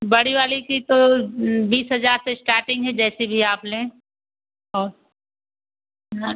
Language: Hindi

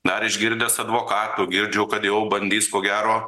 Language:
Lithuanian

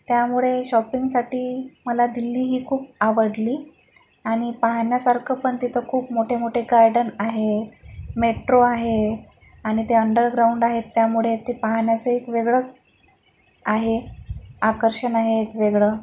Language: Marathi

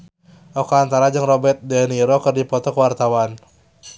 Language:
Sundanese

